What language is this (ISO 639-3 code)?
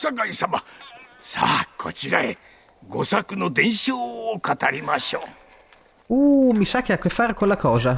ita